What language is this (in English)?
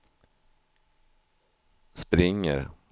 Swedish